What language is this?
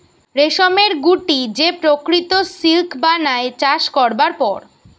Bangla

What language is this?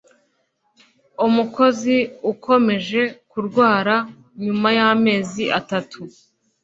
Kinyarwanda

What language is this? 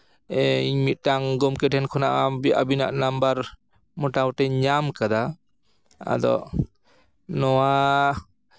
Santali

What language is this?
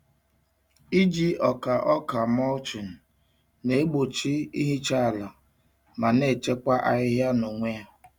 Igbo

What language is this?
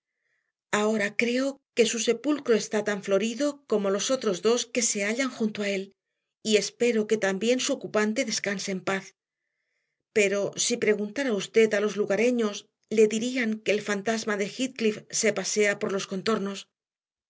Spanish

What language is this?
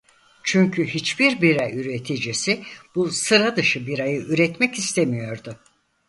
Turkish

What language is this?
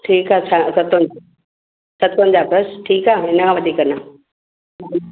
Sindhi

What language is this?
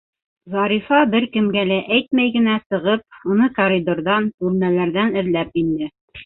Bashkir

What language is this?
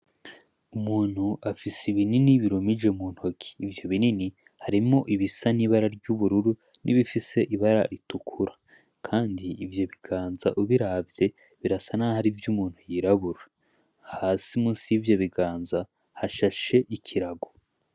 Rundi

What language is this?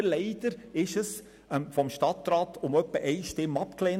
Swiss German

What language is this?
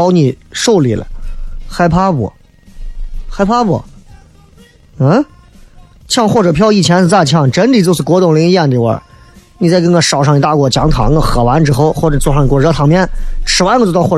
Chinese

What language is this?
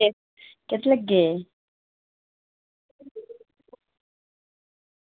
Dogri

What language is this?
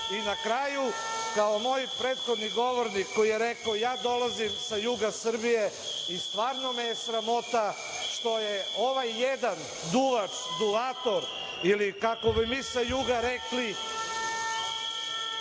Serbian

